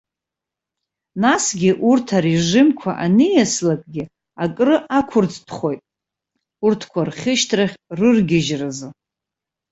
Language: Abkhazian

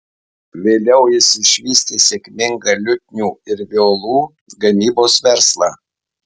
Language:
Lithuanian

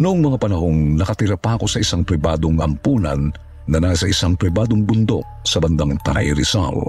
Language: Filipino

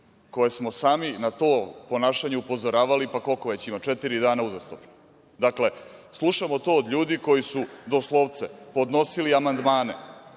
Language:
Serbian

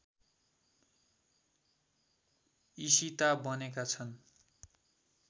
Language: Nepali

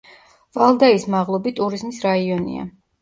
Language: Georgian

